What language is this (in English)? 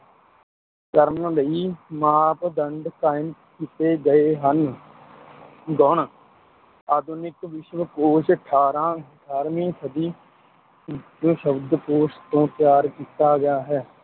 Punjabi